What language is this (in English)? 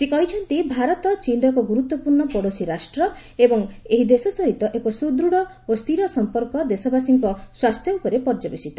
Odia